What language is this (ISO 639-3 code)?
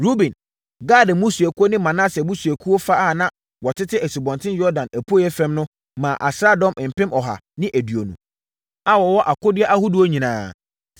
aka